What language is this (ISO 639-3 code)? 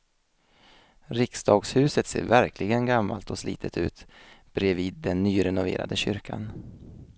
swe